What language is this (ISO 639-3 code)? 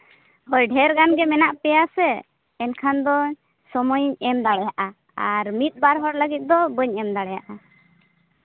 sat